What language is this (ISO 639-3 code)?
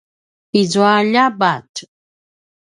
pwn